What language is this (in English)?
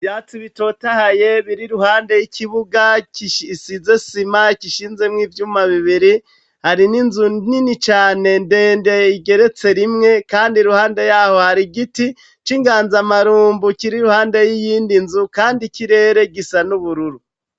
Rundi